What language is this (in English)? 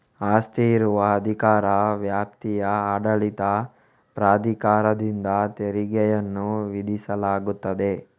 Kannada